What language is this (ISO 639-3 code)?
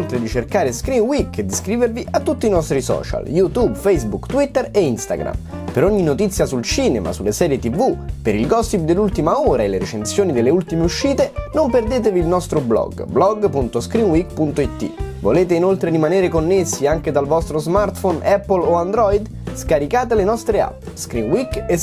ita